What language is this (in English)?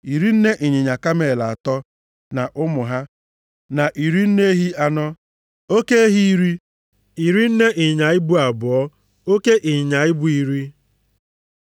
Igbo